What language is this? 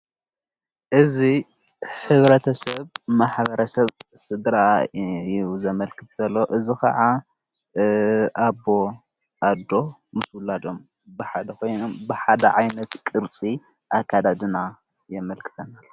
Tigrinya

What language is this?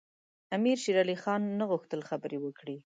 Pashto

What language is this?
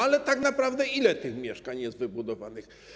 Polish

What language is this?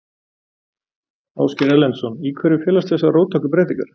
Icelandic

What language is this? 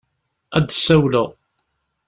Kabyle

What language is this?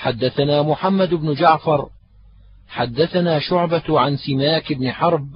Arabic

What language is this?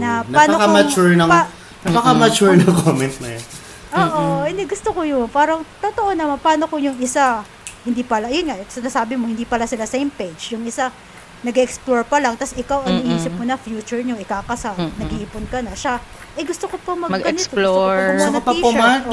Filipino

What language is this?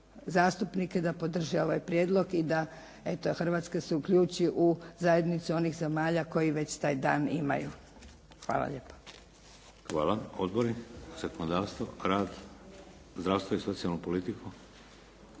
Croatian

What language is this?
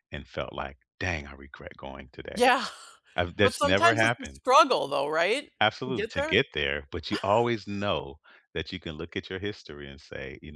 English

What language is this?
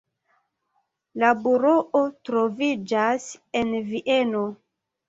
Esperanto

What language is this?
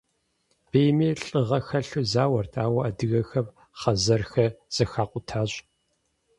Kabardian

